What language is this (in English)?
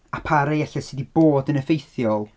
Welsh